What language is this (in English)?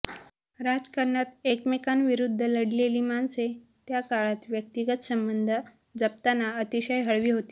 Marathi